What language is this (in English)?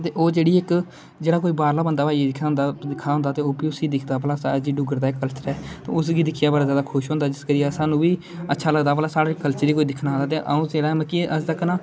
Dogri